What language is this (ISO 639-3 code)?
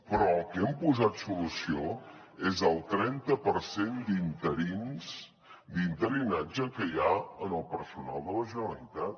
cat